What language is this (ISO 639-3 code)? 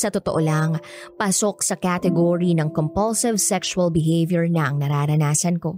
fil